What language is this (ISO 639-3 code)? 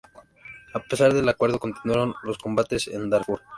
spa